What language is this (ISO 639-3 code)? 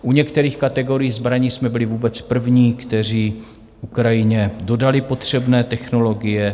ces